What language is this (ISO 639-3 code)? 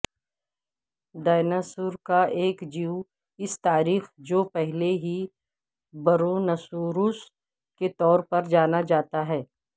urd